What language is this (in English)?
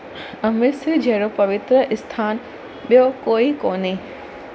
Sindhi